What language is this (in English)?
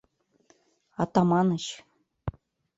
Mari